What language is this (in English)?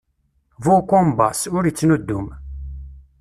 Kabyle